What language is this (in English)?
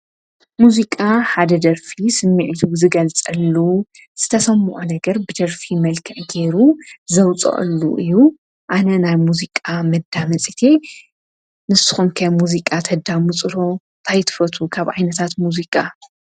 Tigrinya